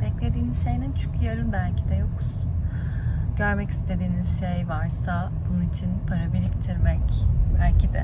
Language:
Turkish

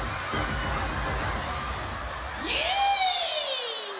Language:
Japanese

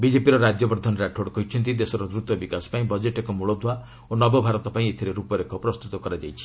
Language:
Odia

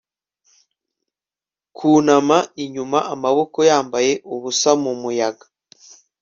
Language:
Kinyarwanda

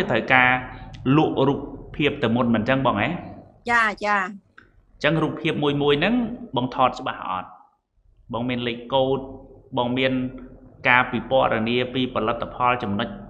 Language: Vietnamese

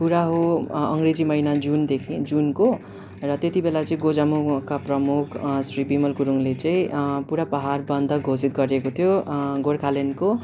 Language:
Nepali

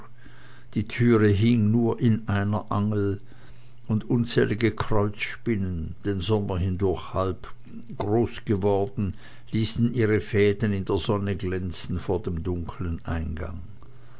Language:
German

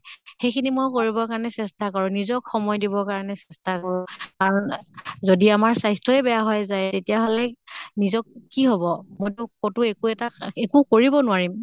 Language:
Assamese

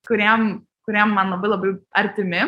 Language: Lithuanian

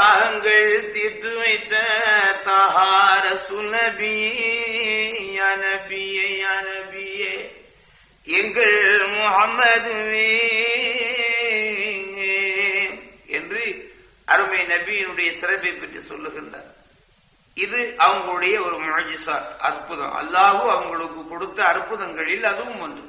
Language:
Tamil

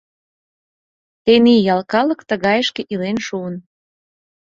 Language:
Mari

